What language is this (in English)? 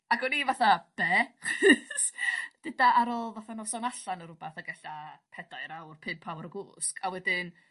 Welsh